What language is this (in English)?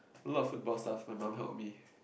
English